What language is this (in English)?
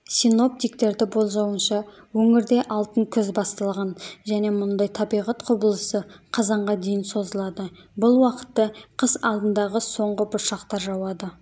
Kazakh